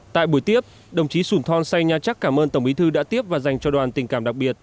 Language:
Vietnamese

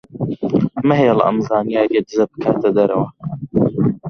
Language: Central Kurdish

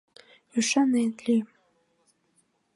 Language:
Mari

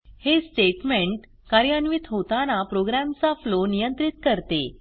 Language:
Marathi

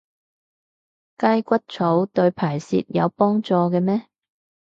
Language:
Cantonese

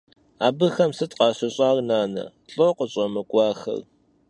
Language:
Kabardian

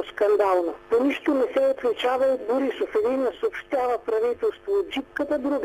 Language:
Bulgarian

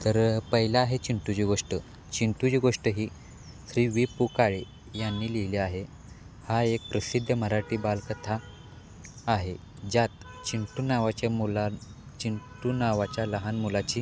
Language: Marathi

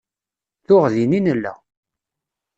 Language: Kabyle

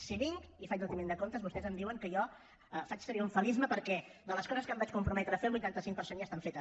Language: Catalan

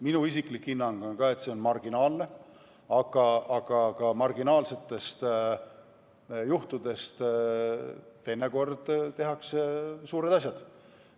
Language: Estonian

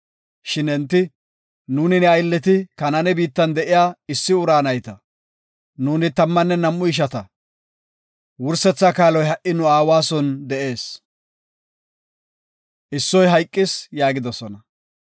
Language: Gofa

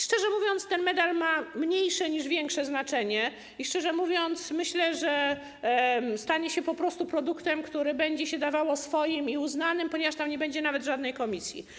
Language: Polish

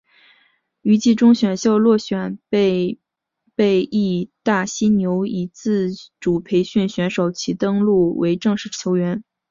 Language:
Chinese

